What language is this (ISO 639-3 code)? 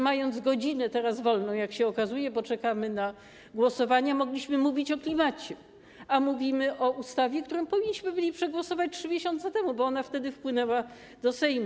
pol